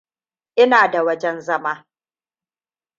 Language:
Hausa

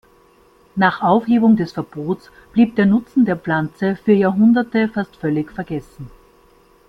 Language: German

